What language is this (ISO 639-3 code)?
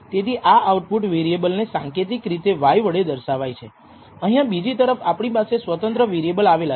guj